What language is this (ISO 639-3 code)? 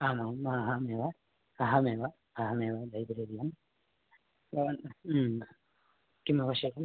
san